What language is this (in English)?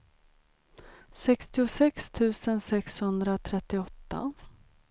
Swedish